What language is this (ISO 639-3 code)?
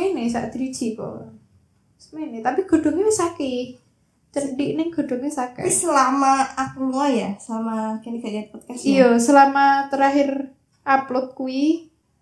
ind